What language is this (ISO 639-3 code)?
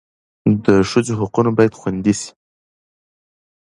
pus